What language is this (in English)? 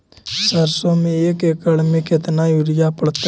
Magahi